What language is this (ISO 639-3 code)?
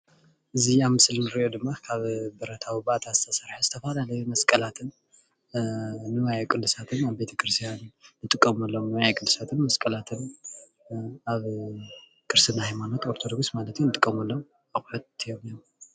tir